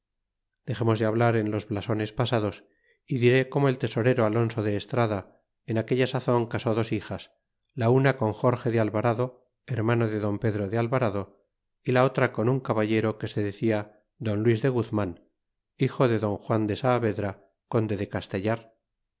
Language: Spanish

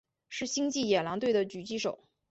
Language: Chinese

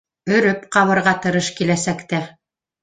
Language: Bashkir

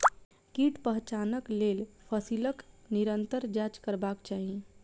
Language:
Maithili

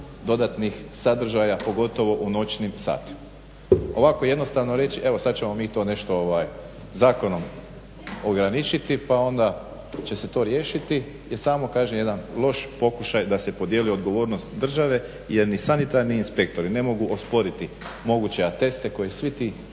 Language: Croatian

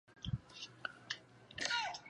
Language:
Chinese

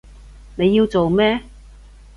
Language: Cantonese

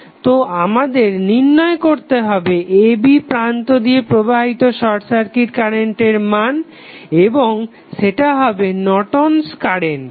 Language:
Bangla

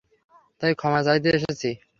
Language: Bangla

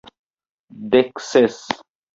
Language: Esperanto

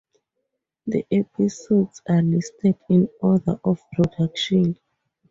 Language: English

